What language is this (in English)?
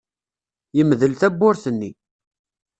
Kabyle